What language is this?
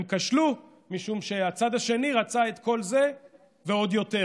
Hebrew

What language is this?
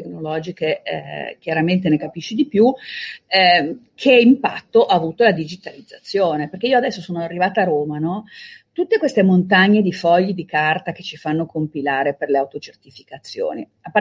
Italian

